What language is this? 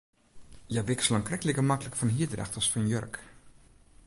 Western Frisian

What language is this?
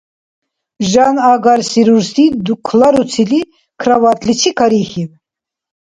Dargwa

